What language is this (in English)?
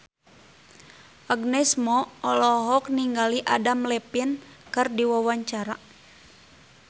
Sundanese